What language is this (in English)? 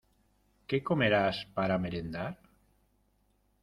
Spanish